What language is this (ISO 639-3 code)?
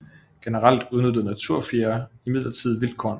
dan